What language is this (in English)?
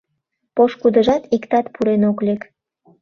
Mari